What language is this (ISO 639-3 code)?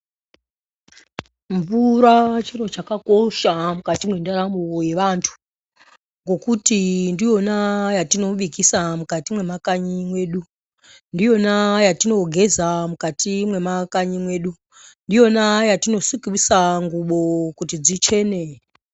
ndc